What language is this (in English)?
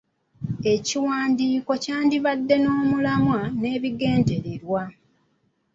Ganda